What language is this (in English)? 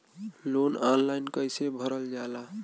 Bhojpuri